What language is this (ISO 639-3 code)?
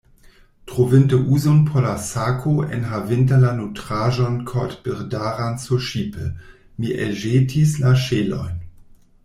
epo